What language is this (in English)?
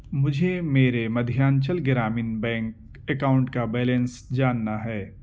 Urdu